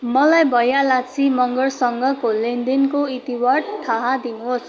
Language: Nepali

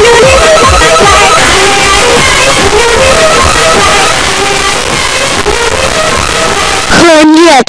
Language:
Indonesian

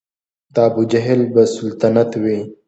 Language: Pashto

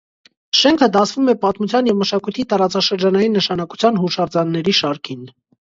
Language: Armenian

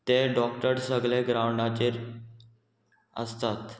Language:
Konkani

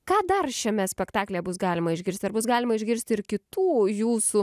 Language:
Lithuanian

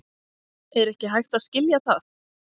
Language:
Icelandic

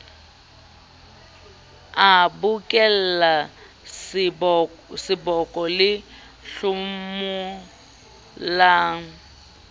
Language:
Southern Sotho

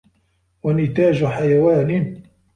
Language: Arabic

